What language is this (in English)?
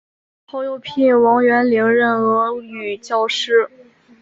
Chinese